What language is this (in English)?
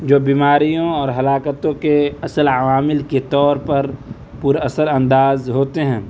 Urdu